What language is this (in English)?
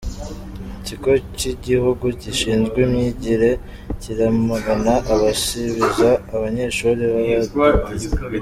Kinyarwanda